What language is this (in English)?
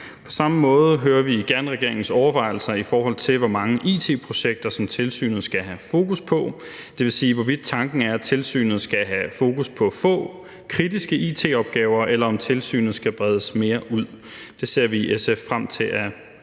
Danish